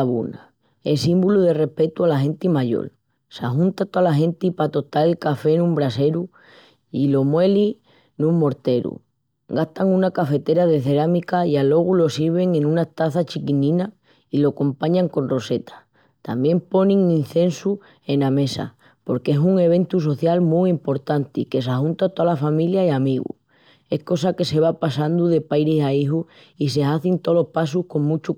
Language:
Extremaduran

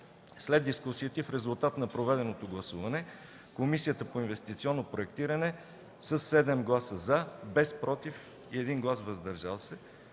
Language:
Bulgarian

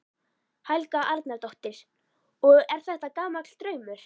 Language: Icelandic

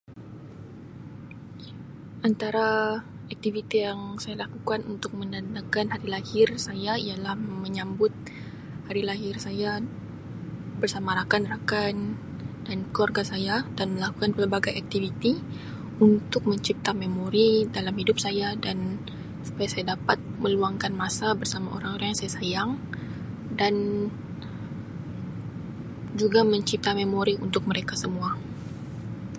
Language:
Sabah Malay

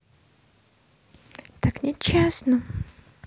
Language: Russian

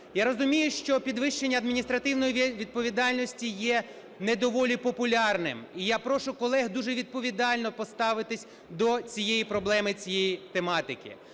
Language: Ukrainian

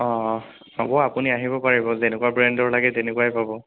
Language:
Assamese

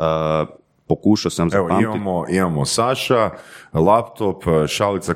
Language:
Croatian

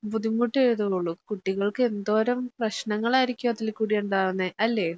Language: Malayalam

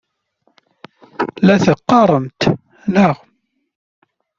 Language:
Kabyle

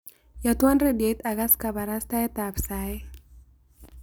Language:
Kalenjin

